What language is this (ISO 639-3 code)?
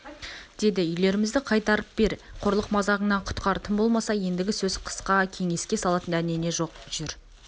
kaz